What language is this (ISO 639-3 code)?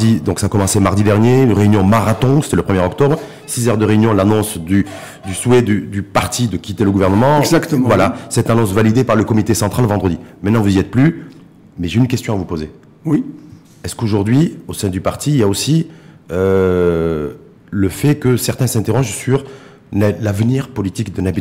fra